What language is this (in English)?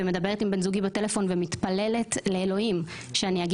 Hebrew